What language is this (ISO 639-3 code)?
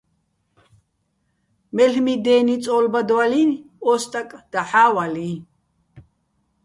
bbl